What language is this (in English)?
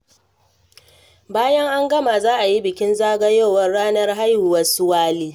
Hausa